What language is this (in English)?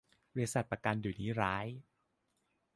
Thai